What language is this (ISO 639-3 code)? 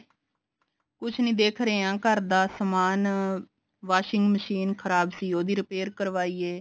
pan